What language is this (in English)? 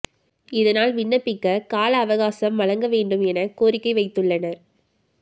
Tamil